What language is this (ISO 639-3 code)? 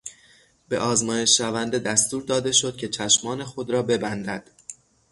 fas